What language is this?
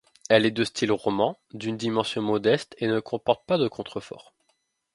French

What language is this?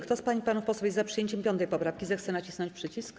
Polish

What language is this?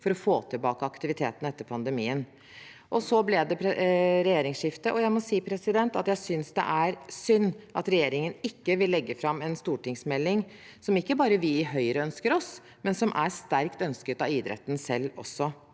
Norwegian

